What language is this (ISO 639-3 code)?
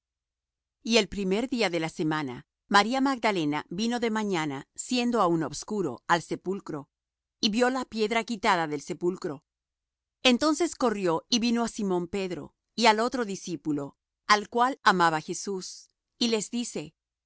spa